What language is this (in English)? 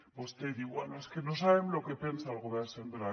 Catalan